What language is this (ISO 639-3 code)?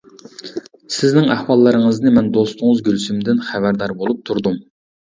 uig